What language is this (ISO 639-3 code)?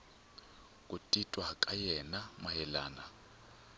tso